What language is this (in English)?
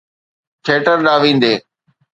Sindhi